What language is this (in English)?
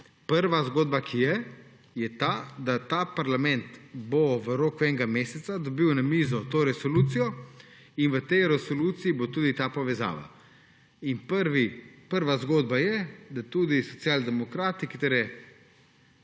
Slovenian